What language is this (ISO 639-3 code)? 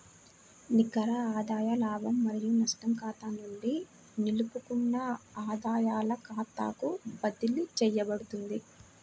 tel